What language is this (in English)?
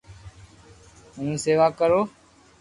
Loarki